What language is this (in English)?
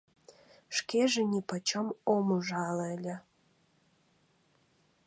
Mari